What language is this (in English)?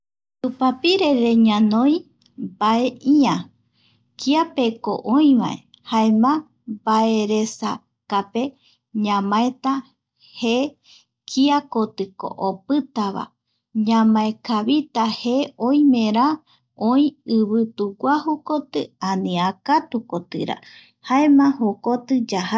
Eastern Bolivian Guaraní